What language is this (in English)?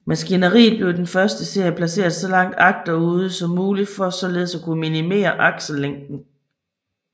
Danish